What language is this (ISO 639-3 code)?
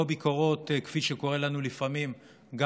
heb